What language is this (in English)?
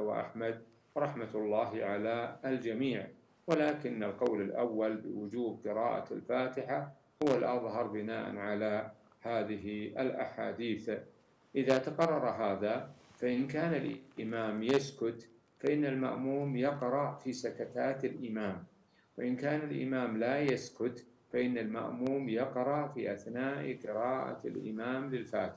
Arabic